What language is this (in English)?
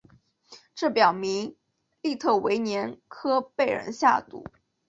Chinese